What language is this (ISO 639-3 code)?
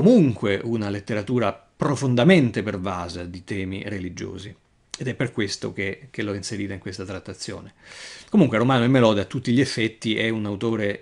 ita